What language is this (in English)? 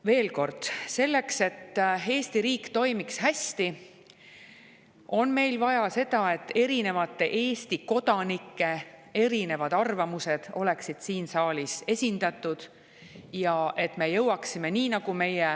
Estonian